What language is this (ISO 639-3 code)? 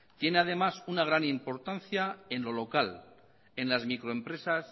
spa